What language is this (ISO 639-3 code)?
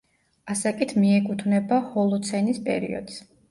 kat